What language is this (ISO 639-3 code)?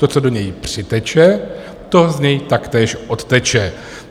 ces